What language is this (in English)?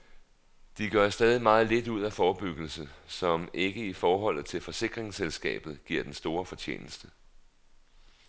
Danish